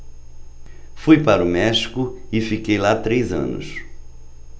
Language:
Portuguese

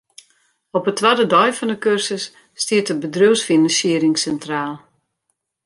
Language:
Western Frisian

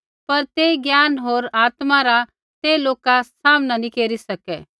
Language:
Kullu Pahari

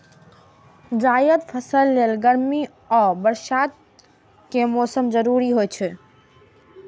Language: Maithili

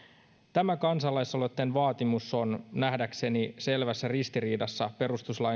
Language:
Finnish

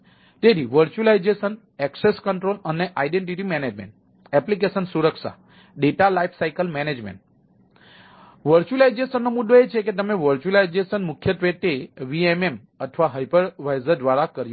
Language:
Gujarati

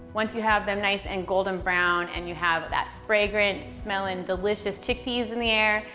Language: English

